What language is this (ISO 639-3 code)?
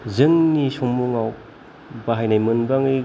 brx